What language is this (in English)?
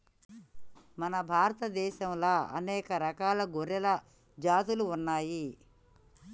Telugu